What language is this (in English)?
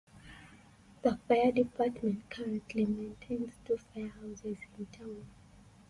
English